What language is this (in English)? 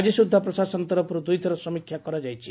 Odia